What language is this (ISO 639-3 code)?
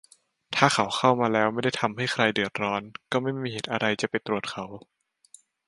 tha